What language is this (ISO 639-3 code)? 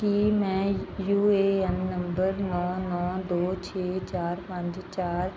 pan